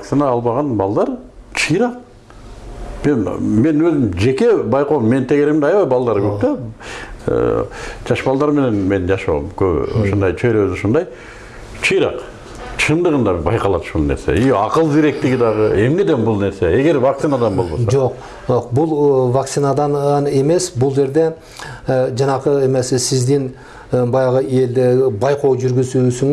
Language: Turkish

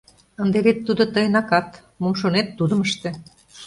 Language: Mari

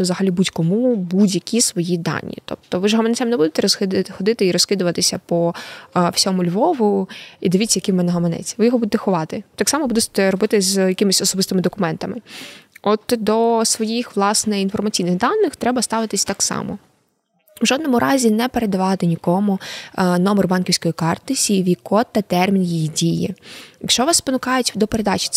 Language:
Ukrainian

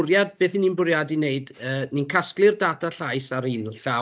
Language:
Welsh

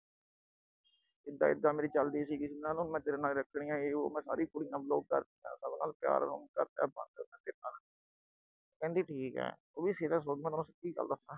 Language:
Punjabi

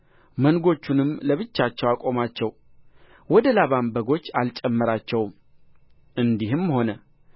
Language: Amharic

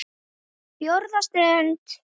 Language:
Icelandic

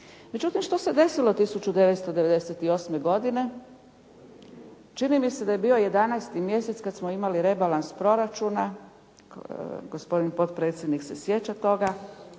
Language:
Croatian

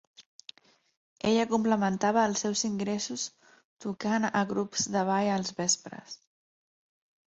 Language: Catalan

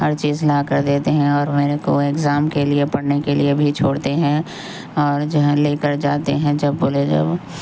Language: Urdu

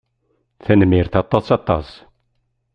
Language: Kabyle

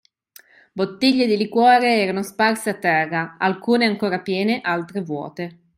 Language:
Italian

